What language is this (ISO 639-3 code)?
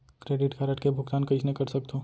hne